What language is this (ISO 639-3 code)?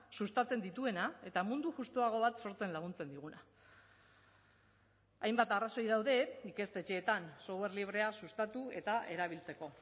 eus